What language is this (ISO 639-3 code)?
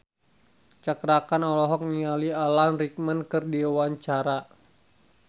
sun